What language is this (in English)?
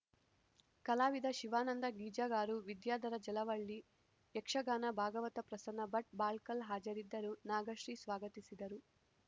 Kannada